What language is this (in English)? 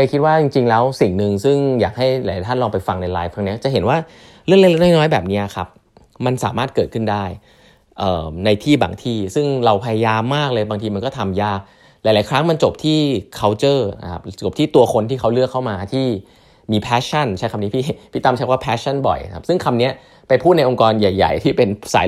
Thai